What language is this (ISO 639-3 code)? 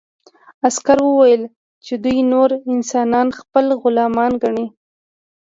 pus